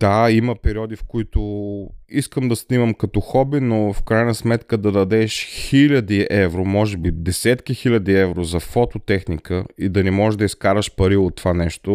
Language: Bulgarian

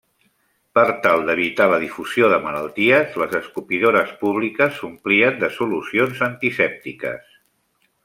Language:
Catalan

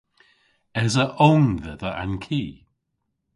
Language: Cornish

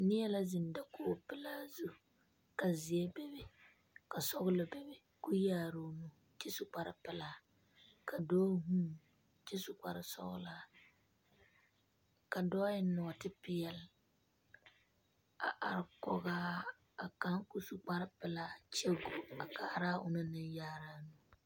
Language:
Southern Dagaare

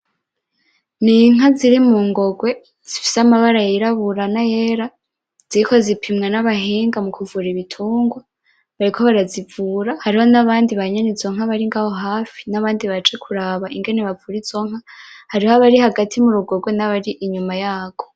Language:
Rundi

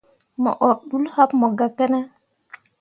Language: Mundang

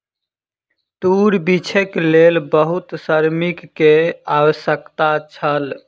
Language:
Maithili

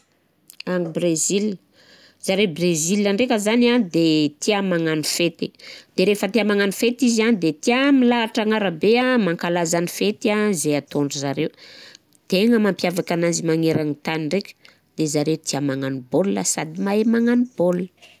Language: Southern Betsimisaraka Malagasy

